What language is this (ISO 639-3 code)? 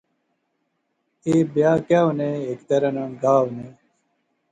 phr